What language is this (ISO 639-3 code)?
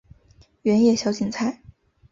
zho